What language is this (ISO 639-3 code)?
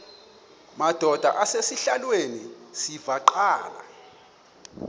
xho